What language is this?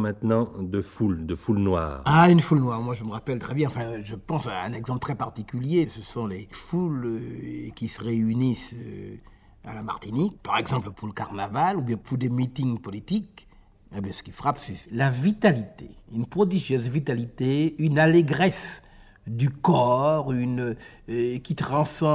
French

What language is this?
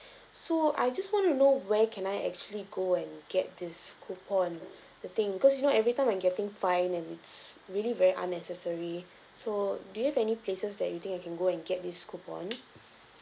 English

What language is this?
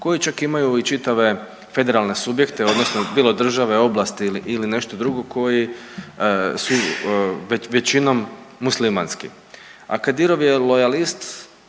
Croatian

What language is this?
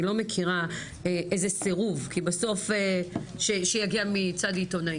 Hebrew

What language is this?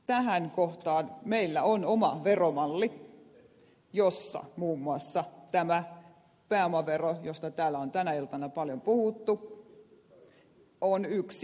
Finnish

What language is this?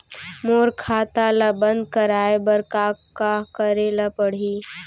Chhattisgarhi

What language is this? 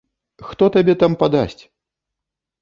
Belarusian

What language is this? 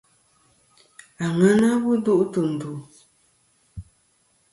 Kom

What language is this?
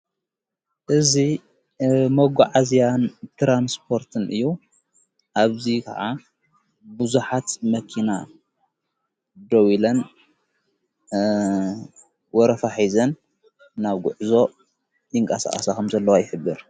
Tigrinya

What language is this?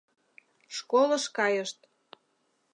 Mari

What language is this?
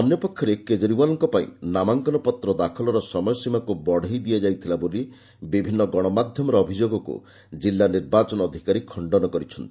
Odia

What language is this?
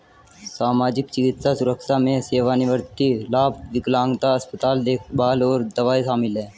Hindi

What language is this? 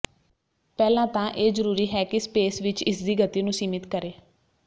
Punjabi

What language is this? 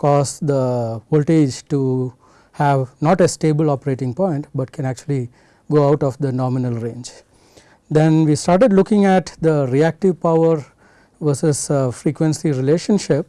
English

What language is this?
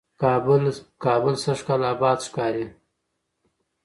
Pashto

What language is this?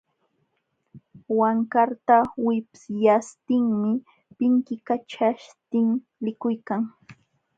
Jauja Wanca Quechua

